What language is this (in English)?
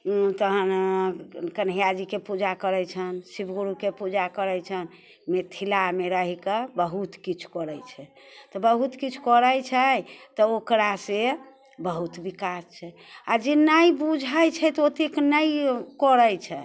Maithili